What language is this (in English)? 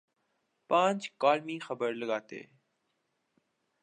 Urdu